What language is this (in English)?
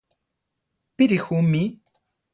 Central Tarahumara